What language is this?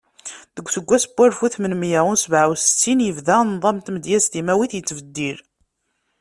Kabyle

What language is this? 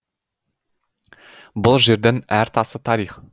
Kazakh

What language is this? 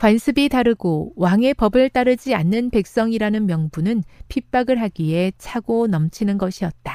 Korean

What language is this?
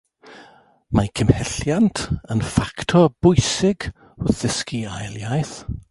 Welsh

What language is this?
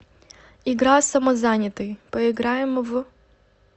Russian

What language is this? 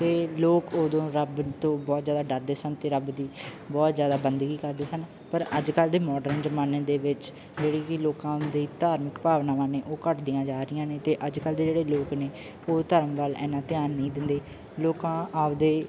Punjabi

